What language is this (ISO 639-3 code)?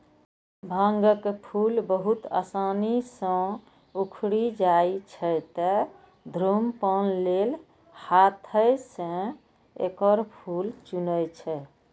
mai